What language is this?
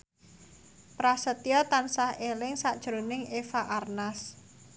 Javanese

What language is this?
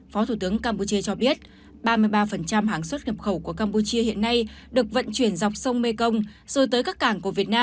Vietnamese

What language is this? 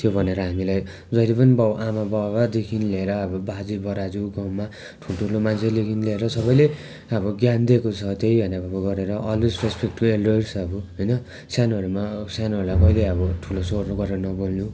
Nepali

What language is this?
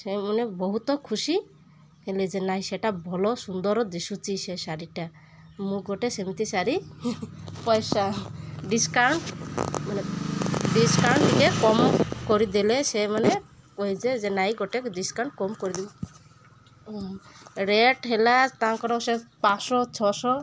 Odia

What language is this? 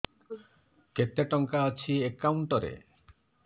Odia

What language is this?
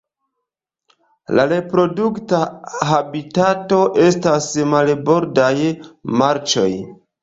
Esperanto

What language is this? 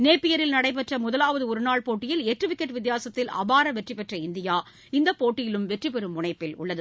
Tamil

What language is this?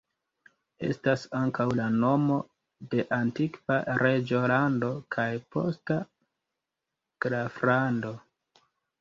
Esperanto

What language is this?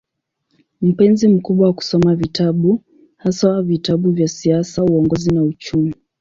Swahili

